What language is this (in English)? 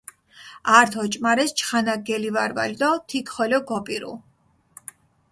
Mingrelian